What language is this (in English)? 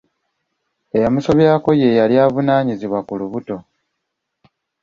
Ganda